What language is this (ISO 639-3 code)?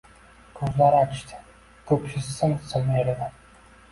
uzb